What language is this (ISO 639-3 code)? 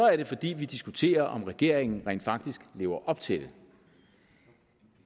dan